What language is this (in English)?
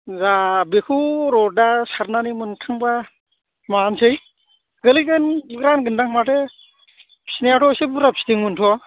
Bodo